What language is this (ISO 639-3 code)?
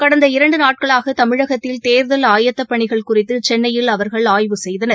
tam